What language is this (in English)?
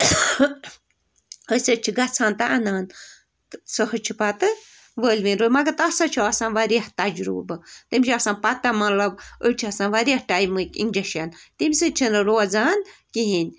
Kashmiri